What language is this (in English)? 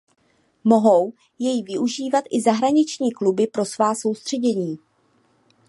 Czech